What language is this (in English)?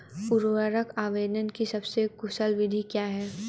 Hindi